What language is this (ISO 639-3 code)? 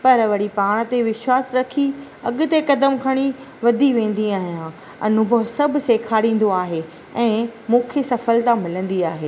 snd